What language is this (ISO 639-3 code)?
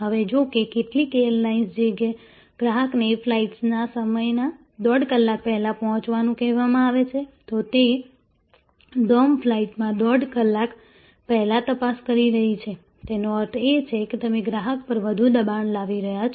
guj